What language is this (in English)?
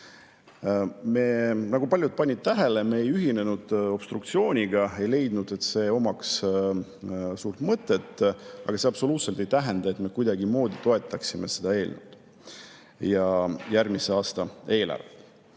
Estonian